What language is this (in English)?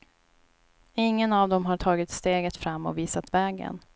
Swedish